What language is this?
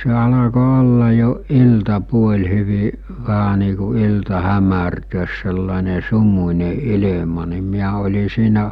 Finnish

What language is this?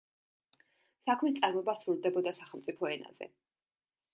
Georgian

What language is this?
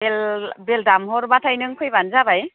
Bodo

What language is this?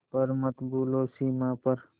Hindi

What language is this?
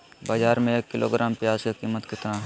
Magahi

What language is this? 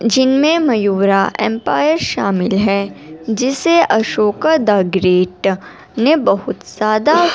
Urdu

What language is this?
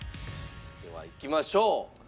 Japanese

